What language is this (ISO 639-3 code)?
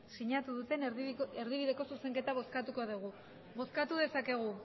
eus